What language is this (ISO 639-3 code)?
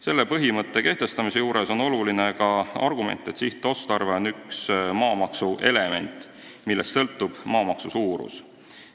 est